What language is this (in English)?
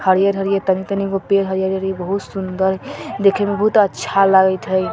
Hindi